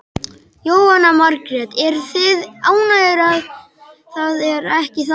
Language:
Icelandic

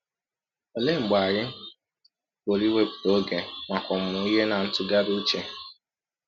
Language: Igbo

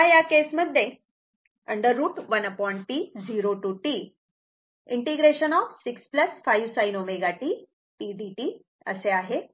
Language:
Marathi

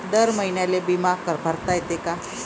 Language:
Marathi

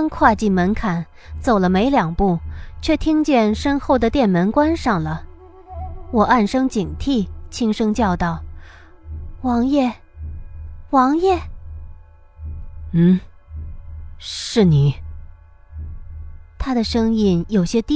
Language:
Chinese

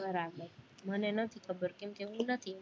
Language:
Gujarati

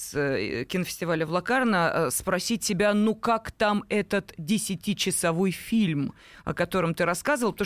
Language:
Russian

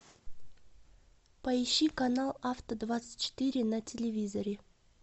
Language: Russian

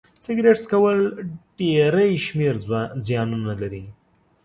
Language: Pashto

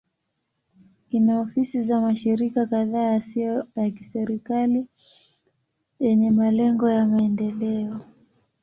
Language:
Swahili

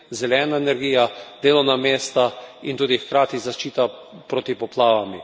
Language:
Slovenian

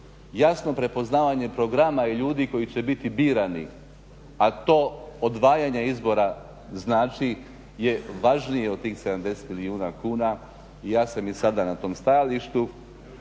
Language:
Croatian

